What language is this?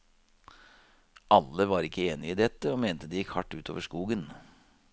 Norwegian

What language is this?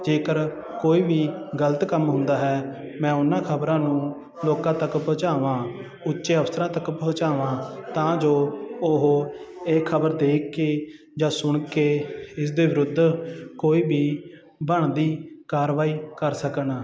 Punjabi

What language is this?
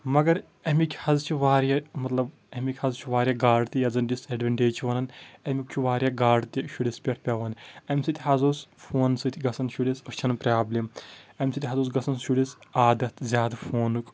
Kashmiri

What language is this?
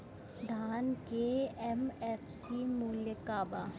Bhojpuri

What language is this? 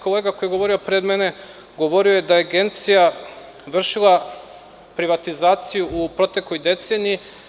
Serbian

